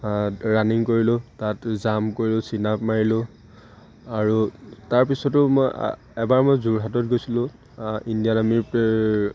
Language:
Assamese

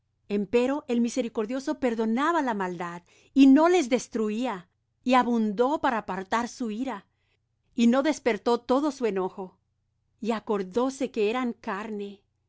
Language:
Spanish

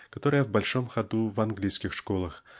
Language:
Russian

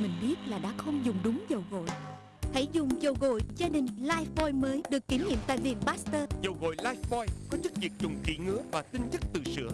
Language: Vietnamese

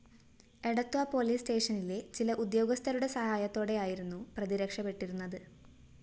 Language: Malayalam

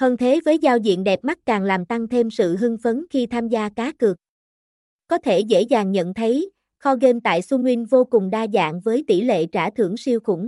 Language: Vietnamese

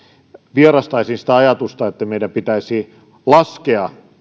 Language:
Finnish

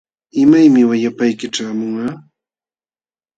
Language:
Jauja Wanca Quechua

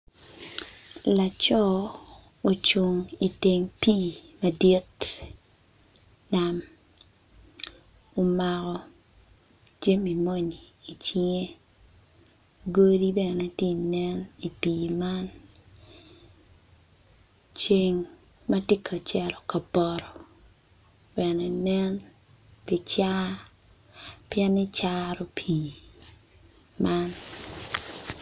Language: Acoli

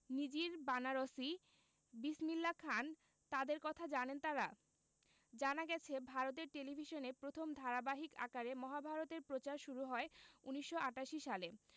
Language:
Bangla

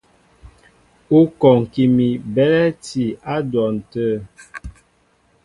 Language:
Mbo (Cameroon)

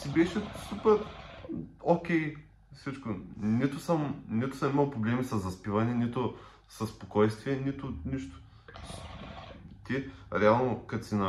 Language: Bulgarian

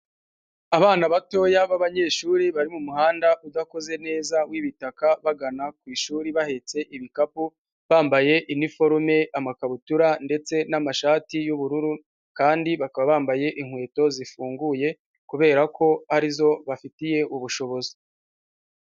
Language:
Kinyarwanda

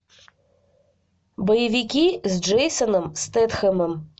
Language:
Russian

